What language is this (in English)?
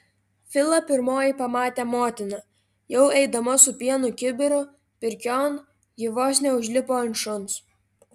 Lithuanian